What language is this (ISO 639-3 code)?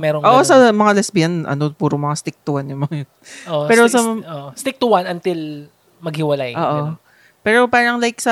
fil